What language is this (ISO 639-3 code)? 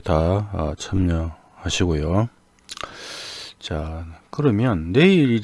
kor